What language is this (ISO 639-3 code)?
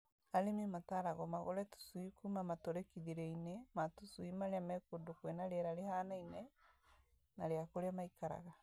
kik